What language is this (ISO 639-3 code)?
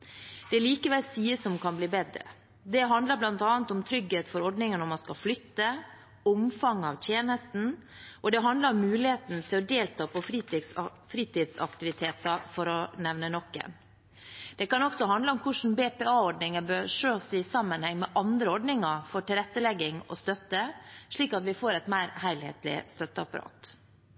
nob